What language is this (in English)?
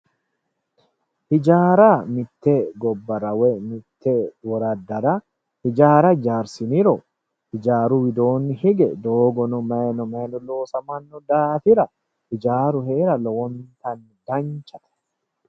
Sidamo